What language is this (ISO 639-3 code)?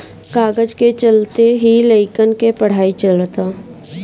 bho